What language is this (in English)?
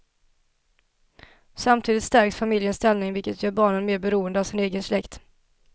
Swedish